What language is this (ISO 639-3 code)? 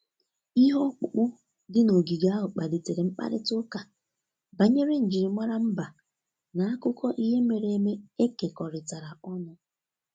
ibo